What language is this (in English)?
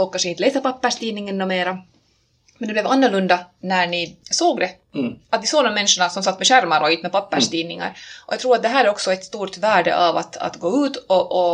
Swedish